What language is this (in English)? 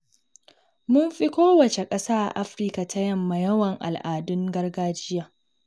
Hausa